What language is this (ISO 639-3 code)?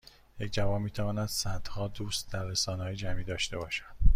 fas